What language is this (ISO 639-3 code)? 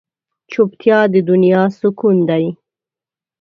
pus